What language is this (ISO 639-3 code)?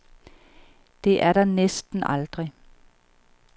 dan